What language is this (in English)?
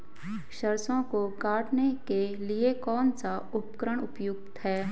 Hindi